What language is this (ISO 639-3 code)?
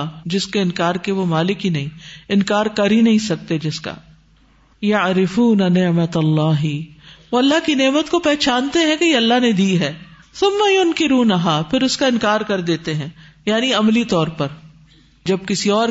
urd